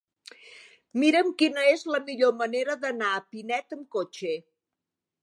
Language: Catalan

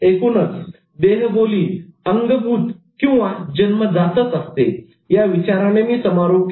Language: Marathi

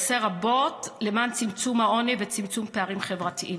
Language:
Hebrew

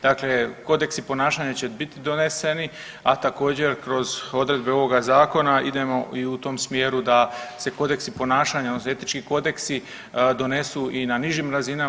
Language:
Croatian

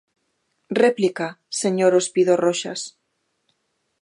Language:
Galician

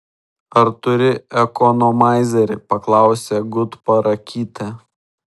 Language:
Lithuanian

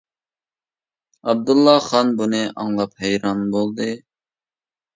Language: Uyghur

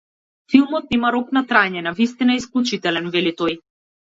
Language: Macedonian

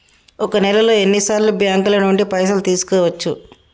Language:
Telugu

